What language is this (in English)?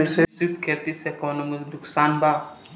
Bhojpuri